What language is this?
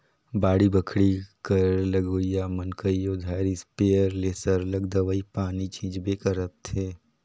Chhattisgarhi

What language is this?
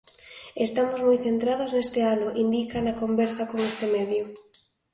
Galician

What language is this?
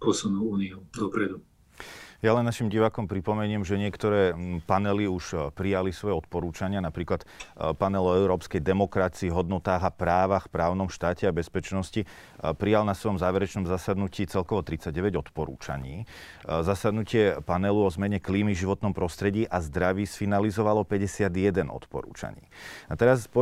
Slovak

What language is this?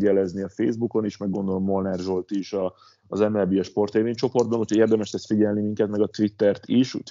Hungarian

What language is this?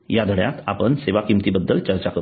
Marathi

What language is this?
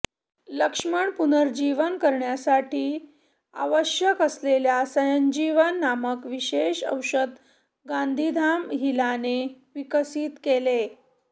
Marathi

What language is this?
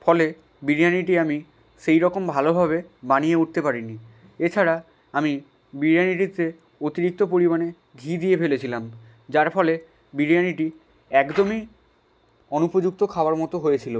Bangla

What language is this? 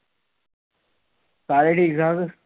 Punjabi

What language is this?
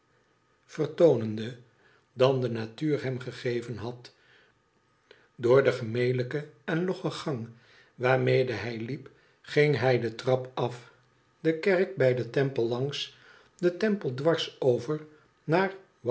Dutch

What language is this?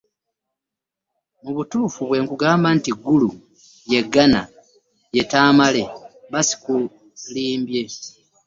Ganda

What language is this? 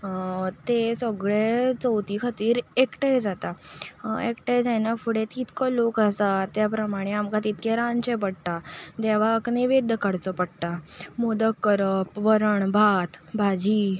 Konkani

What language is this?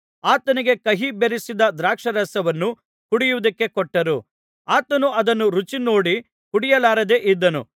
Kannada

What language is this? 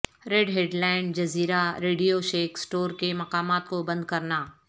Urdu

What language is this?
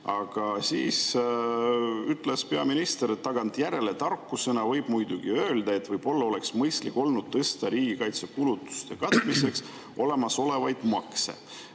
Estonian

